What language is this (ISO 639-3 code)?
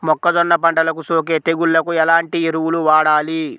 tel